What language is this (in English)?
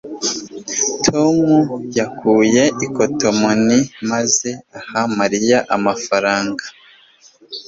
Kinyarwanda